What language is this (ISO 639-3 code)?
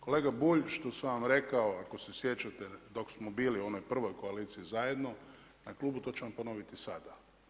hrv